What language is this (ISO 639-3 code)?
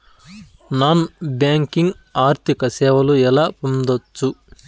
tel